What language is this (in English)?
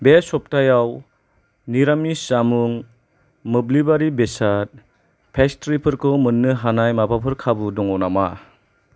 Bodo